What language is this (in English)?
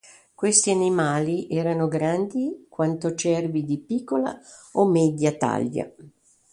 Italian